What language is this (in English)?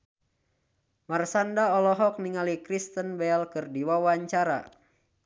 Sundanese